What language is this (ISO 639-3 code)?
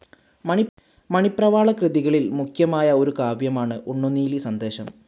mal